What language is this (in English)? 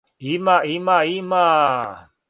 Serbian